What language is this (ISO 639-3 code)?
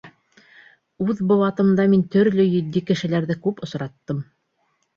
bak